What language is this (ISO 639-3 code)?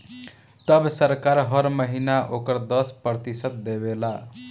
bho